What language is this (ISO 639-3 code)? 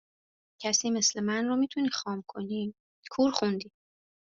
fas